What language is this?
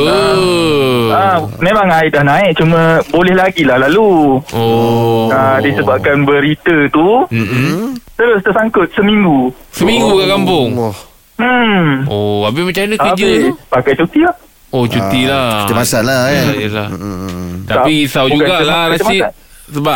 Malay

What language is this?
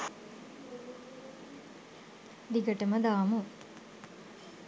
Sinhala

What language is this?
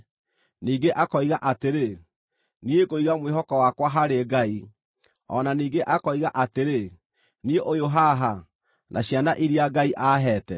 Kikuyu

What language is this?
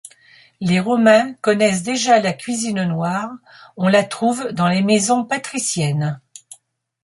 French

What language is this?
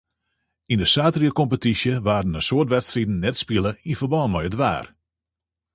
Western Frisian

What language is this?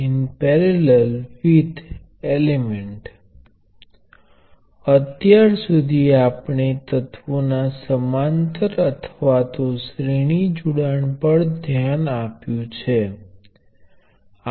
Gujarati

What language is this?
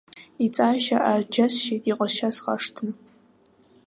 Abkhazian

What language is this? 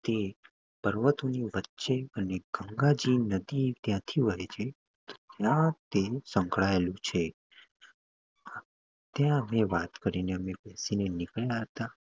Gujarati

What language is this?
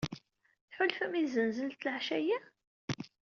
Kabyle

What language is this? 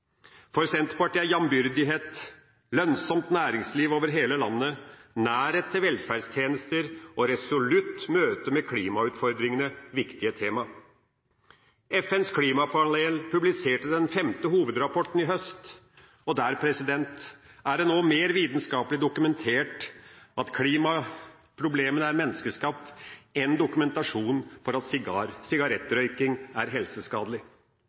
Norwegian Bokmål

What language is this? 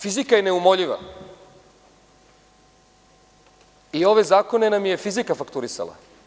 Serbian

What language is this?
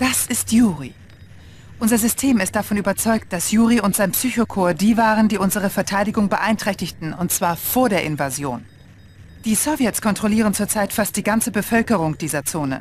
German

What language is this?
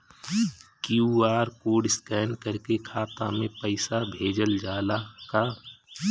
Bhojpuri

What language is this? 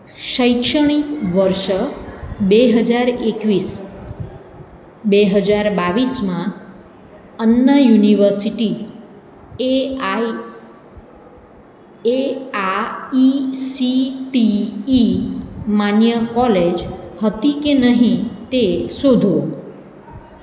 Gujarati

